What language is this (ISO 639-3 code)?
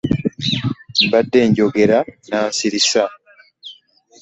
lug